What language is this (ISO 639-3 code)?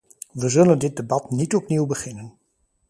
nld